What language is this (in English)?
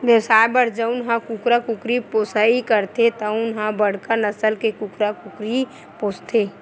Chhattisgarhi